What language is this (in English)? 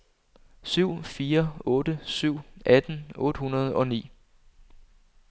Danish